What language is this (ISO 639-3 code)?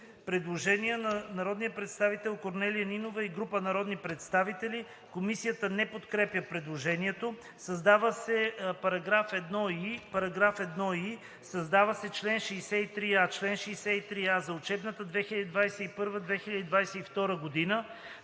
bul